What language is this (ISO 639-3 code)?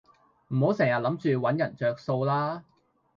yue